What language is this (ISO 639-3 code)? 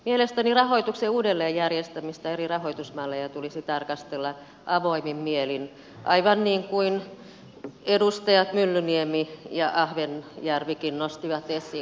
fin